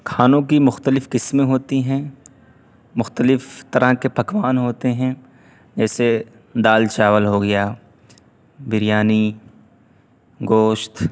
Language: Urdu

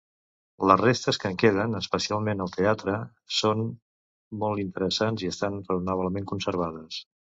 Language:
Catalan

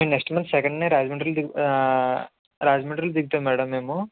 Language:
Telugu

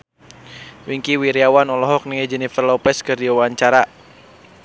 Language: Sundanese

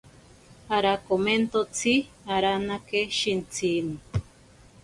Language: Ashéninka Perené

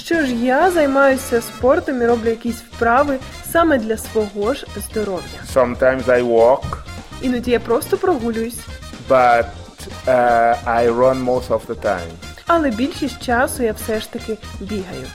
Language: Ukrainian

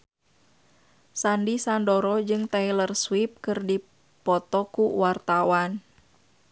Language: Sundanese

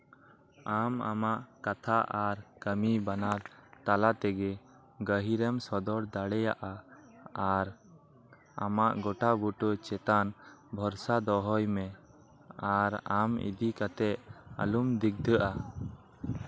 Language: Santali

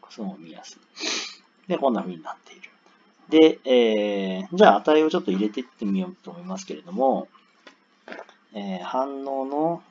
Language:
Japanese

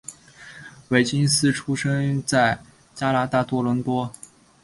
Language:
Chinese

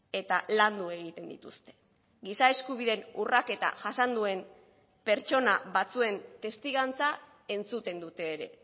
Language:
Basque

